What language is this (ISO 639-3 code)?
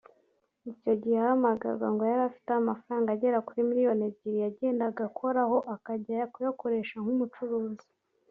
kin